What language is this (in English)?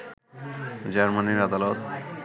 Bangla